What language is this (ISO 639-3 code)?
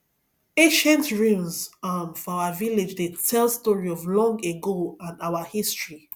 pcm